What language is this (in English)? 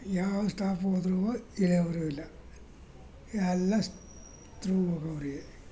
Kannada